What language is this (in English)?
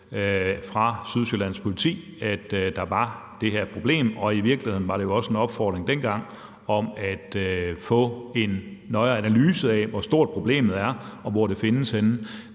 Danish